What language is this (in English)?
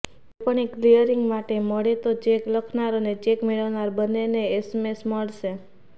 Gujarati